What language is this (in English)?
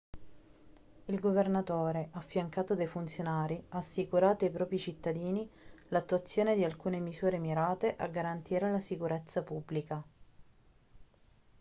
Italian